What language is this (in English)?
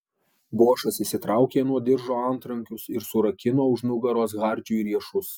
Lithuanian